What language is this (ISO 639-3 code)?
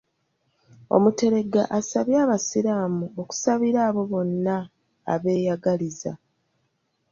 lug